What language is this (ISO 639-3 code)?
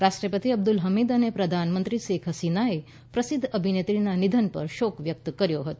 guj